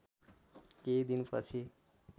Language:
Nepali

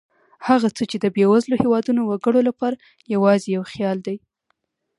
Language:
Pashto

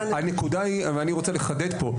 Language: Hebrew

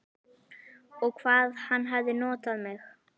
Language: Icelandic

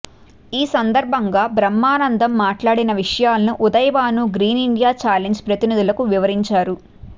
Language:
Telugu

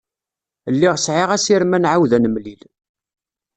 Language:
Kabyle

